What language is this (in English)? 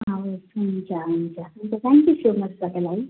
Nepali